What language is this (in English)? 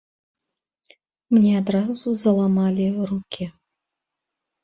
Belarusian